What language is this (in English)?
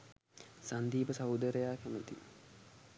Sinhala